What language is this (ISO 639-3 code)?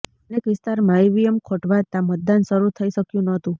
guj